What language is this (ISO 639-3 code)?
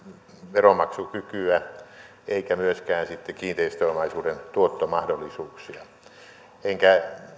fin